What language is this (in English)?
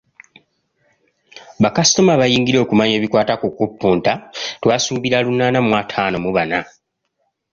Ganda